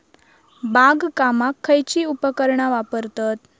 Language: Marathi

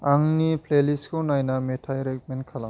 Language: Bodo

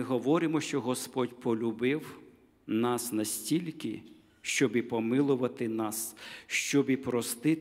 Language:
Ukrainian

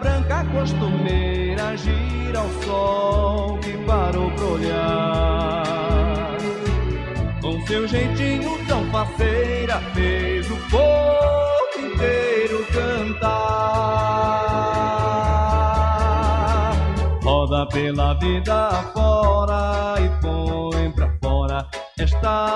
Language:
Portuguese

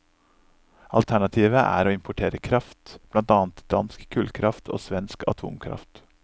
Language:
Norwegian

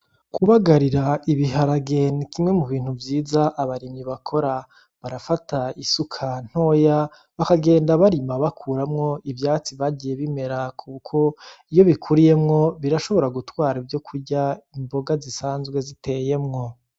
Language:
Rundi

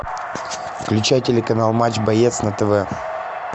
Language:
Russian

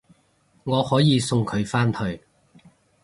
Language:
Cantonese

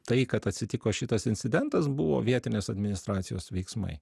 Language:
Lithuanian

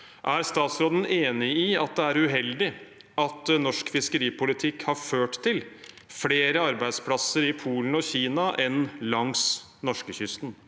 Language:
Norwegian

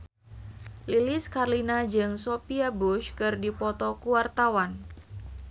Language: Sundanese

